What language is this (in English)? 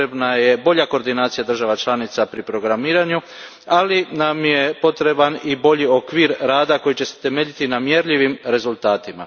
Croatian